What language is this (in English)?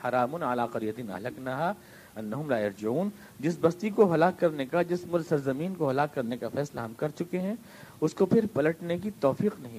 Urdu